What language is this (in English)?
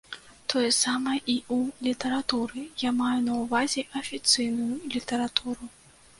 Belarusian